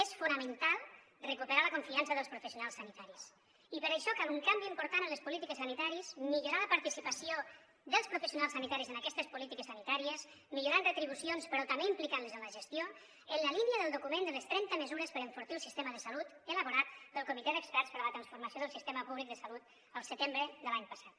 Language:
Catalan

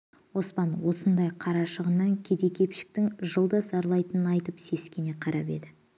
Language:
Kazakh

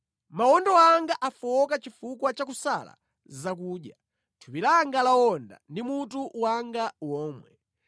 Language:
Nyanja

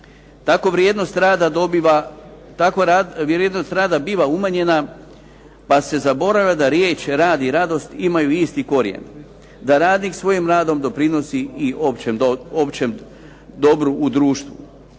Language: Croatian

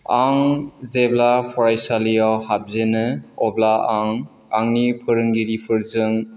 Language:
Bodo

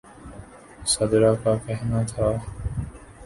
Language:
Urdu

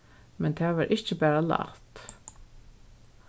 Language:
Faroese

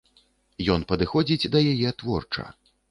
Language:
Belarusian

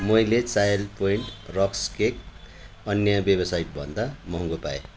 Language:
Nepali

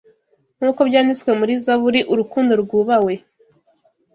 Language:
Kinyarwanda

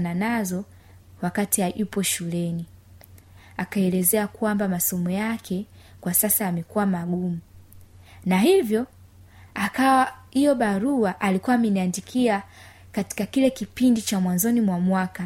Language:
Swahili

